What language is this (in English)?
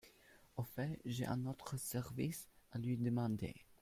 French